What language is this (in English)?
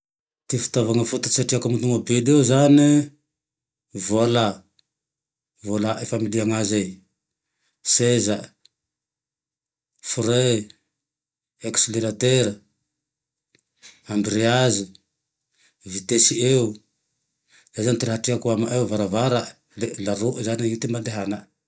Tandroy-Mahafaly Malagasy